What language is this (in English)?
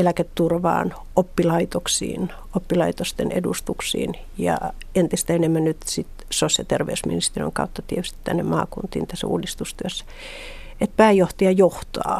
Finnish